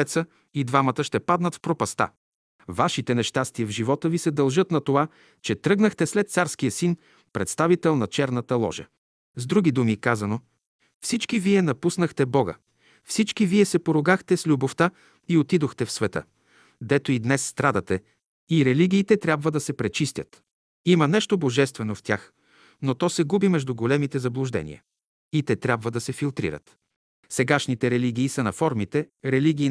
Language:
Bulgarian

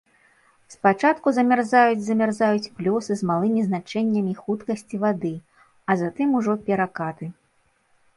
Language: Belarusian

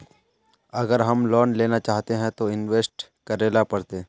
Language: Magahi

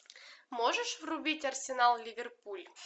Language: Russian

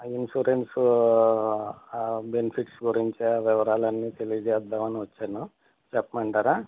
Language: Telugu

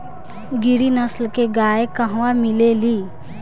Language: Bhojpuri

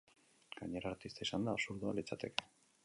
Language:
Basque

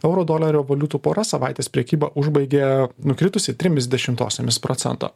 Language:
Lithuanian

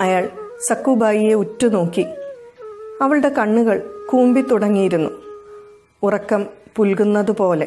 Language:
Malayalam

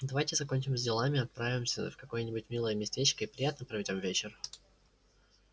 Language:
Russian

